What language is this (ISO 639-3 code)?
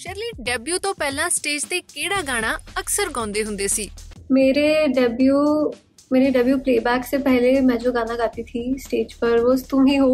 pan